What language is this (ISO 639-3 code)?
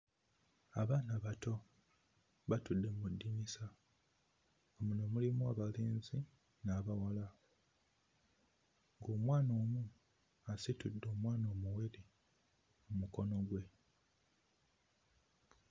lug